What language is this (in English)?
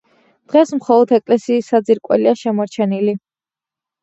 Georgian